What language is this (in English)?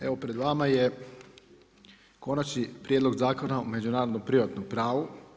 Croatian